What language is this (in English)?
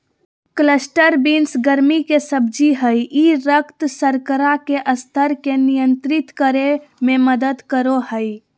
Magahi